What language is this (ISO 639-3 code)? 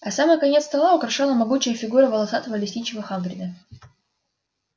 rus